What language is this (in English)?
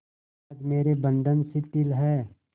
Hindi